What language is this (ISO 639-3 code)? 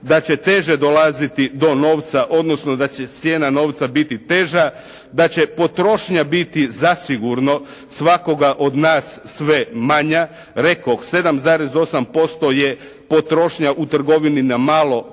hrv